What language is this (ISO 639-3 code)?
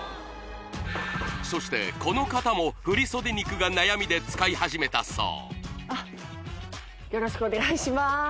jpn